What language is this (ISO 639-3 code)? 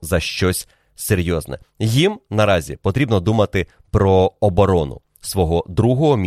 ukr